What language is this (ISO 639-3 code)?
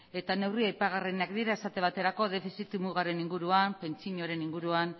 eus